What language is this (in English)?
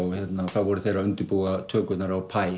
Icelandic